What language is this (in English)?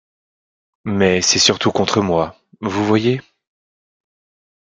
French